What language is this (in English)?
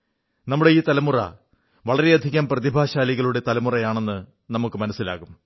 Malayalam